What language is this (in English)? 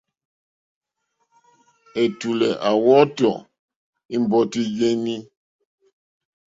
Mokpwe